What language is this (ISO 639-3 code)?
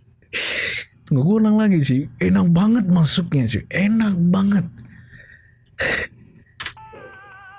ind